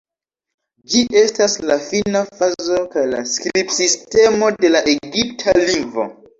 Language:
Esperanto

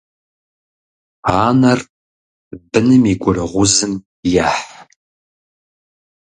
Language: Kabardian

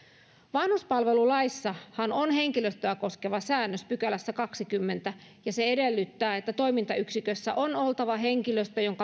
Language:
Finnish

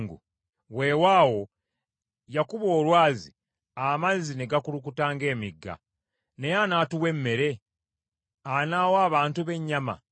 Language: Ganda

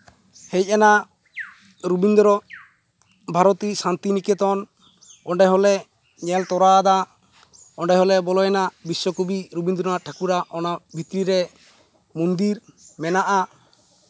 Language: Santali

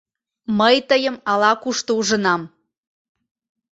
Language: Mari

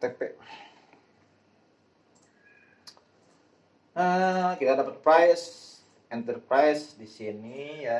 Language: Indonesian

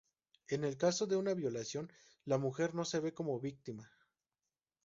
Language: Spanish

